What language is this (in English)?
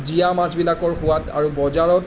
Assamese